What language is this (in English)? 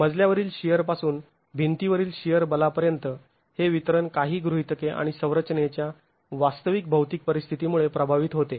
Marathi